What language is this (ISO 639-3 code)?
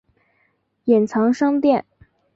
zho